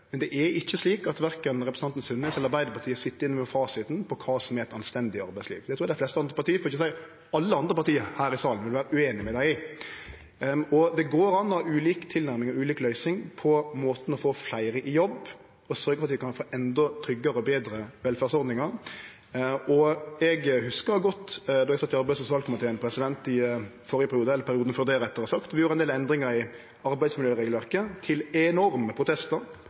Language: Norwegian Nynorsk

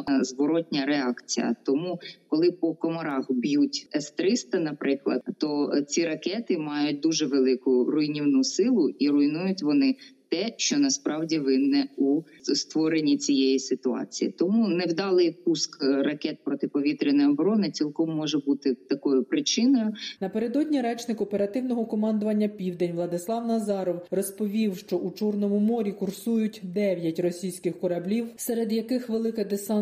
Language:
Ukrainian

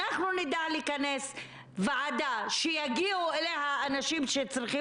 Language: Hebrew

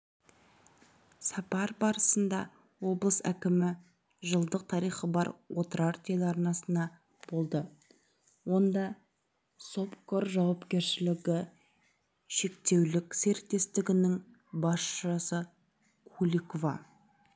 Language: Kazakh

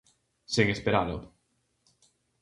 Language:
Galician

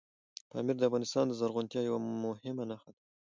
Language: Pashto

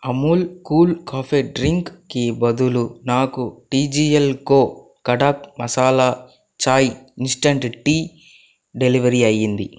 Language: Telugu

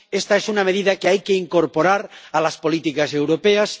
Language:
Spanish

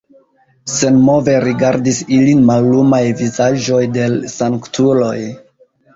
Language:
Esperanto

